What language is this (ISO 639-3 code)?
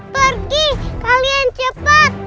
ind